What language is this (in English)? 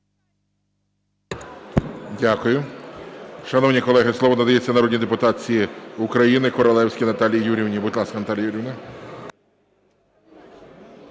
Ukrainian